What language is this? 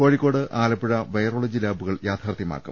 Malayalam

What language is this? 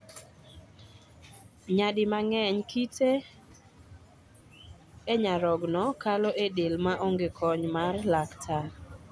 Luo (Kenya and Tanzania)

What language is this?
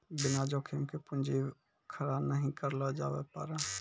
Maithili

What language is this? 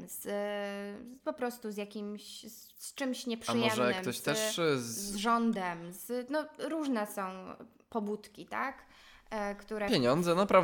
Polish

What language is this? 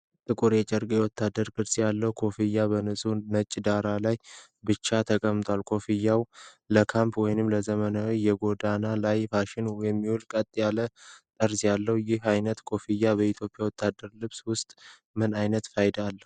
Amharic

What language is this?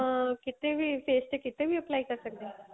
Punjabi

